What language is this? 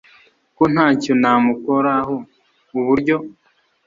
Kinyarwanda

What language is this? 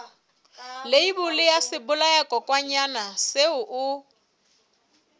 Southern Sotho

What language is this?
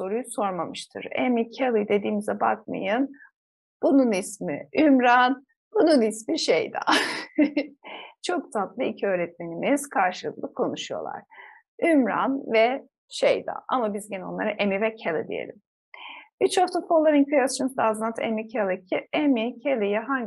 Turkish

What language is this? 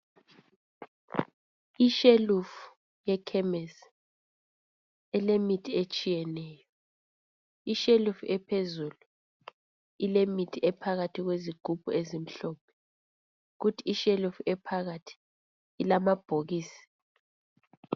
North Ndebele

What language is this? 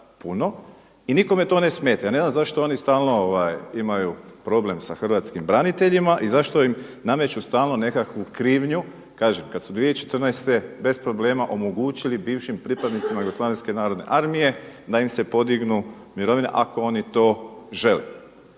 Croatian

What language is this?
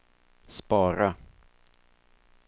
Swedish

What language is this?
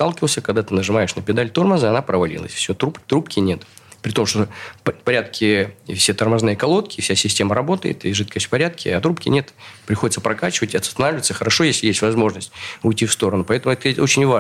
Russian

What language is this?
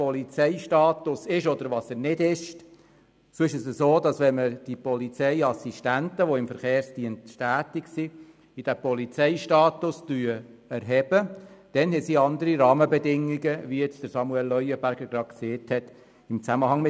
Swiss German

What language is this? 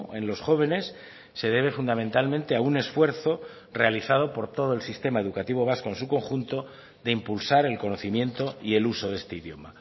Spanish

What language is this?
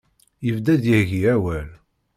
Kabyle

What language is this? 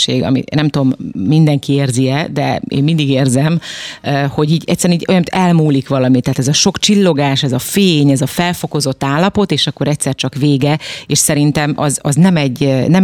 Hungarian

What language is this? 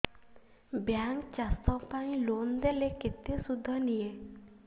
Odia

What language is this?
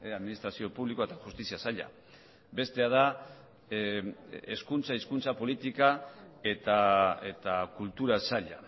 Basque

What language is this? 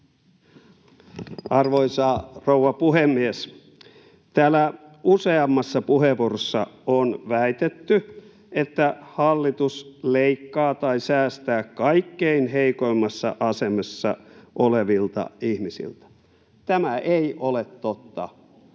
Finnish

